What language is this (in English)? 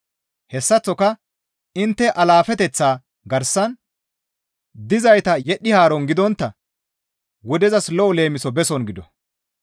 Gamo